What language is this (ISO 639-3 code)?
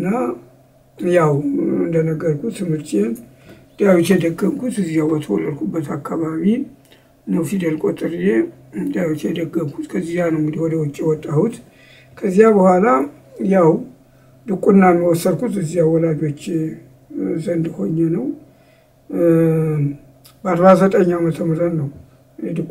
ara